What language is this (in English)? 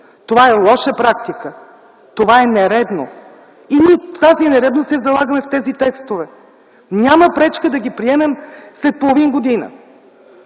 Bulgarian